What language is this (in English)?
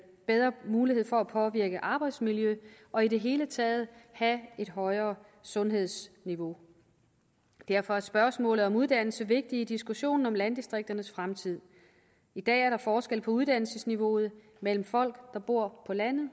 Danish